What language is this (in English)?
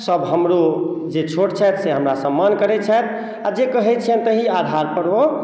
Maithili